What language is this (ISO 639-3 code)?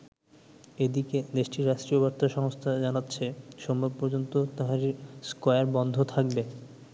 ben